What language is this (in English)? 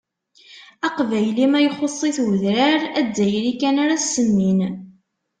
Kabyle